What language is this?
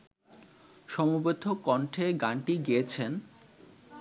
Bangla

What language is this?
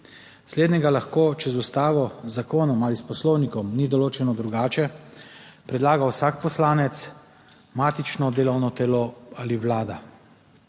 Slovenian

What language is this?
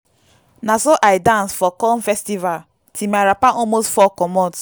Nigerian Pidgin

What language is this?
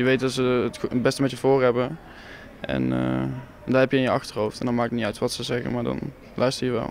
Dutch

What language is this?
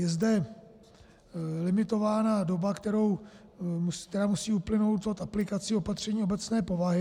Czech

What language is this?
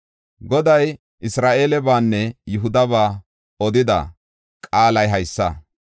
Gofa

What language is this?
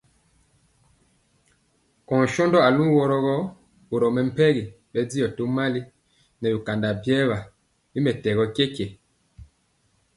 Mpiemo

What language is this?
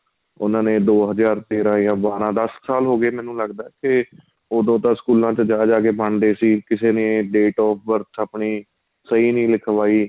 Punjabi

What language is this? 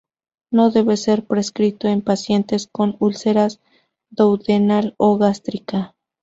Spanish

